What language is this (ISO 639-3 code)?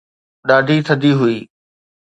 snd